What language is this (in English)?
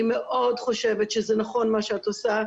Hebrew